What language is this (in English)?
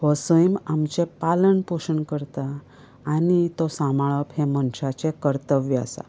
Konkani